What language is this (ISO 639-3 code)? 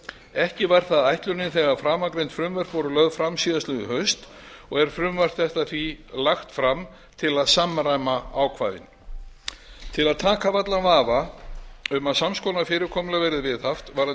isl